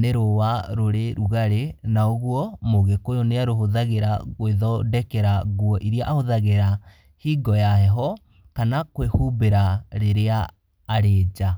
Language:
Kikuyu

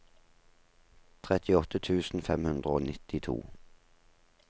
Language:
Norwegian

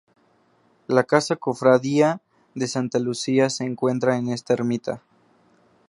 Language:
Spanish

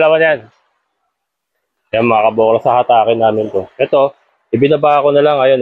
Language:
Filipino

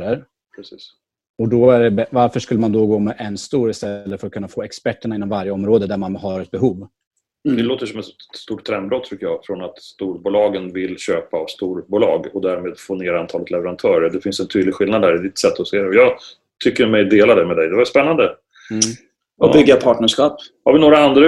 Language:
Swedish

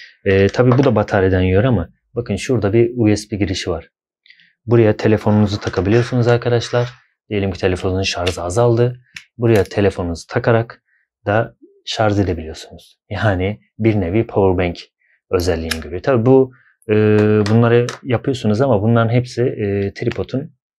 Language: Turkish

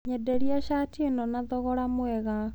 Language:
Kikuyu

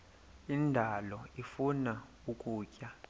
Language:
Xhosa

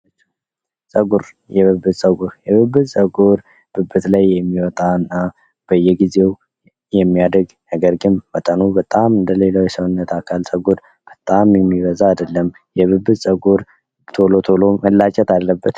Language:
Amharic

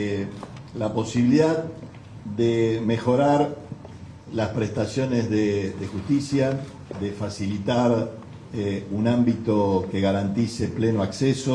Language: Spanish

